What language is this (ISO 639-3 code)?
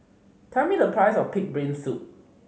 eng